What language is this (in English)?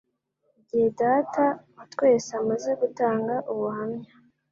Kinyarwanda